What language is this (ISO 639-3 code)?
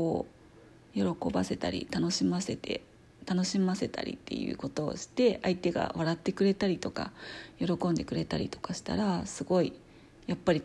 jpn